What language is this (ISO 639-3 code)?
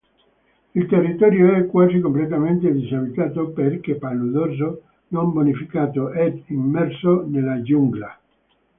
ita